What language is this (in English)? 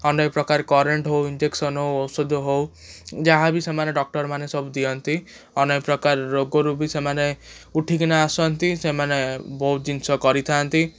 Odia